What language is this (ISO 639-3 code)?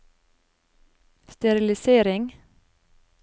nor